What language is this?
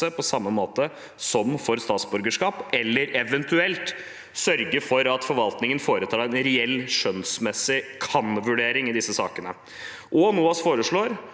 Norwegian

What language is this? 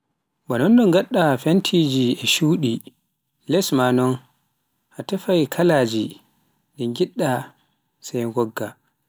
Pular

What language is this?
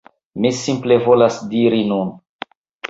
Esperanto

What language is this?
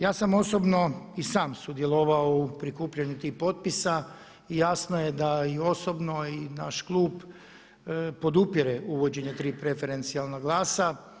Croatian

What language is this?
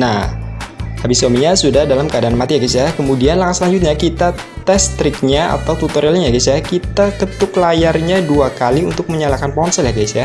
Indonesian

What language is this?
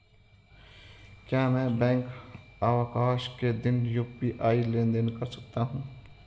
Hindi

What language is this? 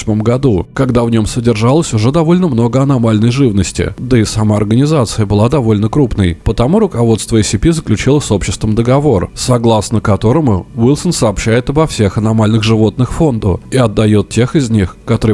Russian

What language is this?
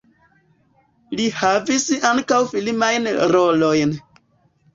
Esperanto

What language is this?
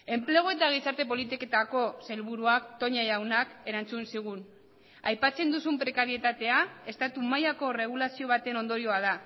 Basque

